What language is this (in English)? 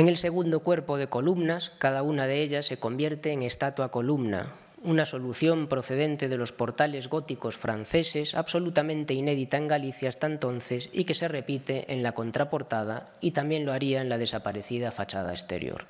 Spanish